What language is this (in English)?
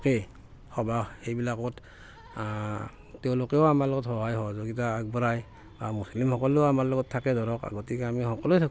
Assamese